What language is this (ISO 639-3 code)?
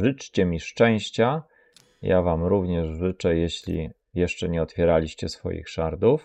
pol